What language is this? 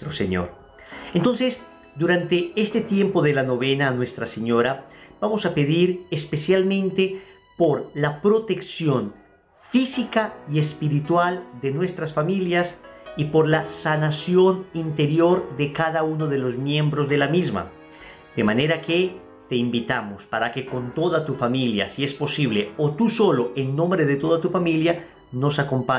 Spanish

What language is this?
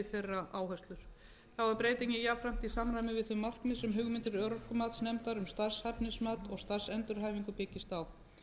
Icelandic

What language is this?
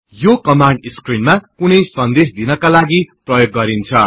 Nepali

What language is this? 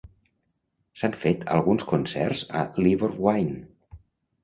Catalan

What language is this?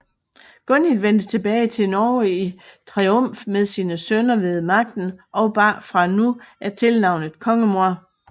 Danish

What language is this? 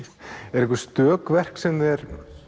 Icelandic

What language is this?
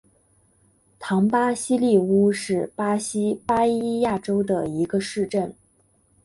Chinese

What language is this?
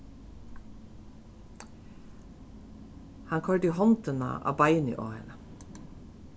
Faroese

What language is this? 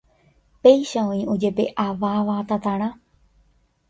Guarani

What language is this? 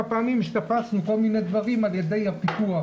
Hebrew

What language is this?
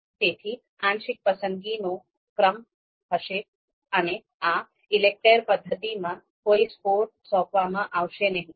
Gujarati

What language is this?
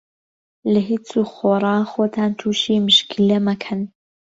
Central Kurdish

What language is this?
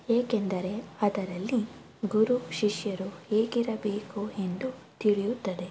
Kannada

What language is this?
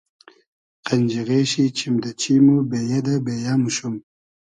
Hazaragi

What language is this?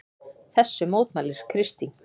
Icelandic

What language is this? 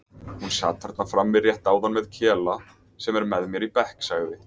Icelandic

